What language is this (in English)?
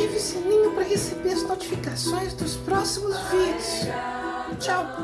Portuguese